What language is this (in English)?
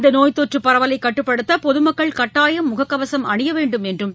Tamil